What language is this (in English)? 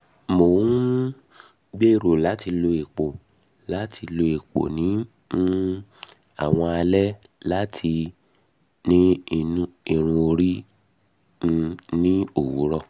Yoruba